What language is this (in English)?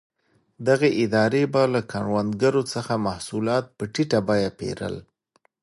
Pashto